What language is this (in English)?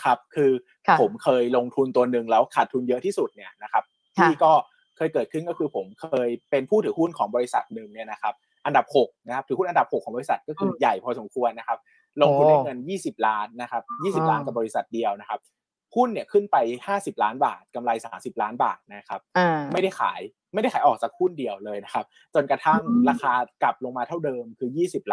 Thai